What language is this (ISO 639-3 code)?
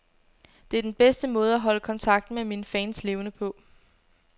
dan